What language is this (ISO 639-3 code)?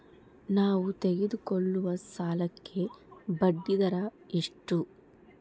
kan